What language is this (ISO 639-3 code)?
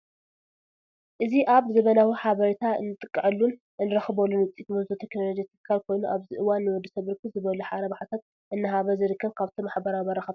tir